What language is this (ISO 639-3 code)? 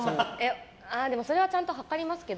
jpn